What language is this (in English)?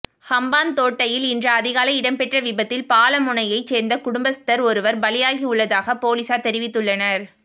Tamil